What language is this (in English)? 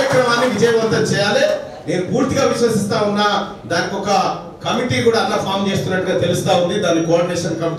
Telugu